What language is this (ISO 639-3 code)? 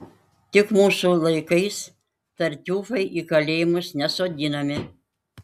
lit